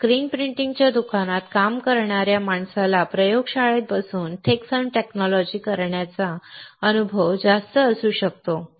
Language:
Marathi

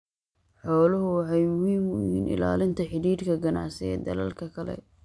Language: Somali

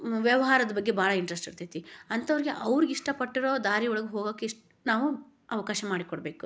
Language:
Kannada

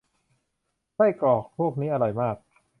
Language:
Thai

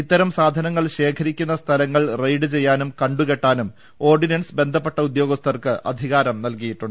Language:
Malayalam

